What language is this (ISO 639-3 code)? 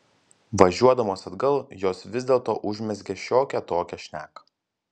lit